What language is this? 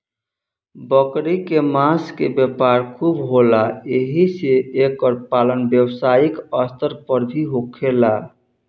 Bhojpuri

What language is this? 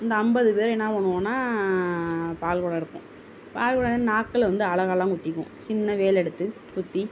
Tamil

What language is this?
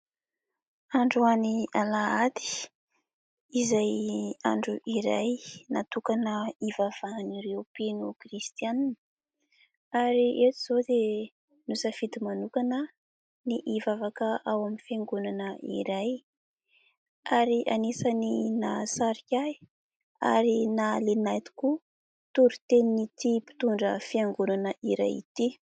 Malagasy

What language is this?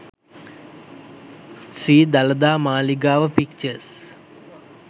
Sinhala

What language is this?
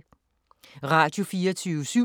Danish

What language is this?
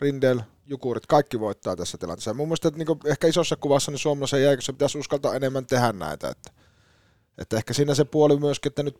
Finnish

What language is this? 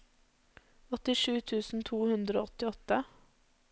Norwegian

